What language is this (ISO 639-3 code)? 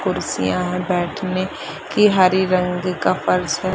hin